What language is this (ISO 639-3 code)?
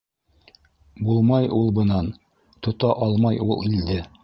bak